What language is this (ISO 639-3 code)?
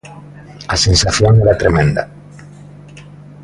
glg